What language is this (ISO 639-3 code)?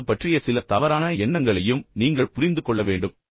tam